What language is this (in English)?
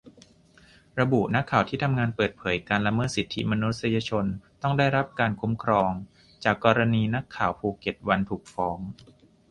Thai